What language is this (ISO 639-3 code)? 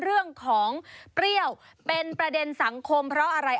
tha